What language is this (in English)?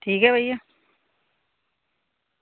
Dogri